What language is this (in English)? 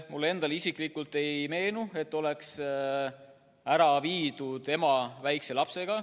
Estonian